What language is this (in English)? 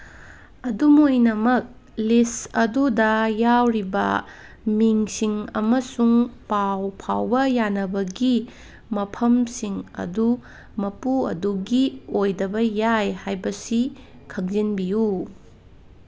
Manipuri